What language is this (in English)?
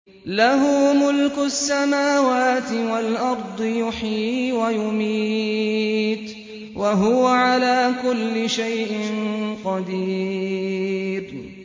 Arabic